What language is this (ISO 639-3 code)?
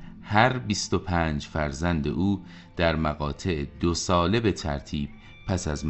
fas